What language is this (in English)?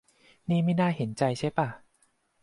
Thai